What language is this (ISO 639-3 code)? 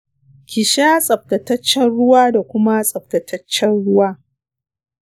hau